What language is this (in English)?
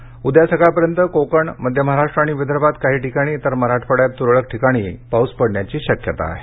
Marathi